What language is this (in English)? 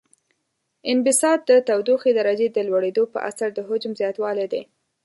Pashto